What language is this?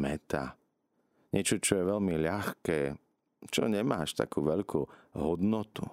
Slovak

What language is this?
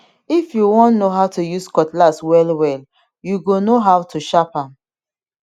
Nigerian Pidgin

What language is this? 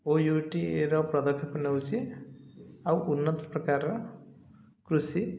Odia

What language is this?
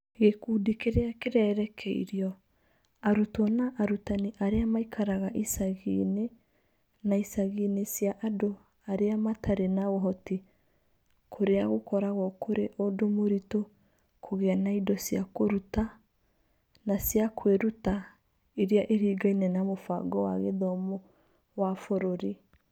Kikuyu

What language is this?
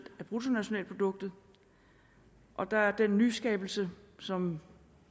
Danish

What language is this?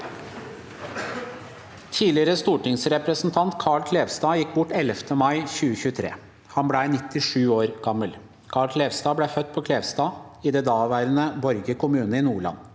Norwegian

